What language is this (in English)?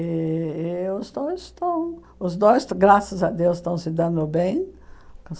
Portuguese